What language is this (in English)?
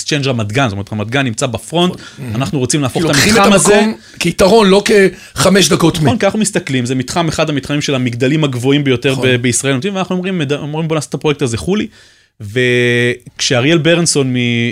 Hebrew